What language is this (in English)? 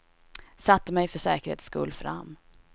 Swedish